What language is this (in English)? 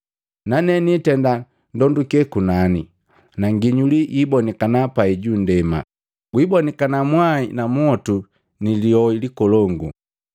Matengo